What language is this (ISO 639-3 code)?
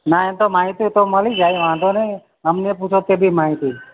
guj